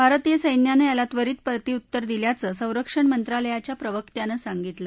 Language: Marathi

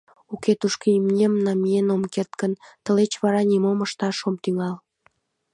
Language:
Mari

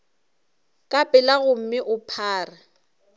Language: Northern Sotho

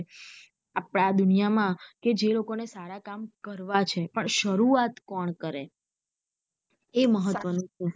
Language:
Gujarati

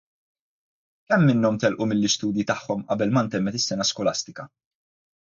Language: Maltese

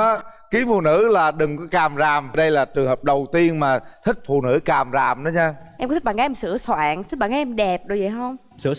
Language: Vietnamese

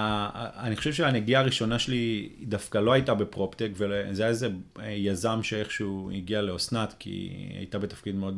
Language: Hebrew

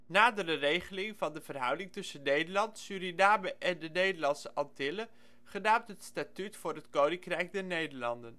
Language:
Dutch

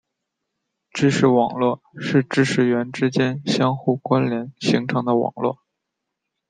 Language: Chinese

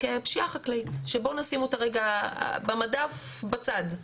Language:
Hebrew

